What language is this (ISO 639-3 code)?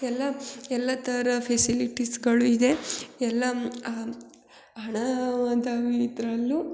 kan